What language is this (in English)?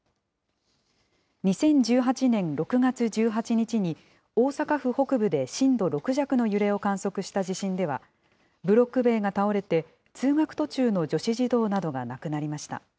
Japanese